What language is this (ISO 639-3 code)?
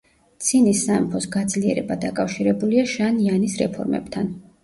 kat